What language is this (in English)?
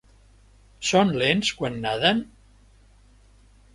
Catalan